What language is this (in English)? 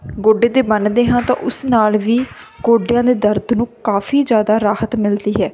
Punjabi